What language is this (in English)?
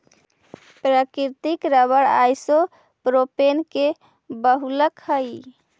Magahi